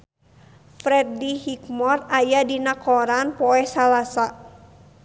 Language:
Sundanese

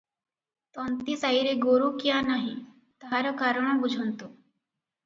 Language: Odia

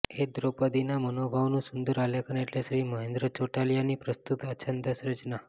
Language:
Gujarati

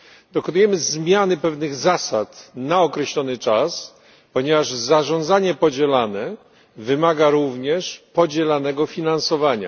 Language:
Polish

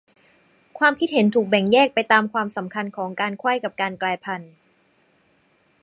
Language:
Thai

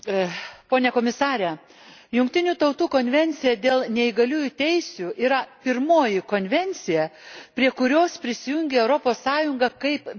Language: Lithuanian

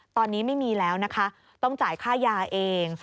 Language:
Thai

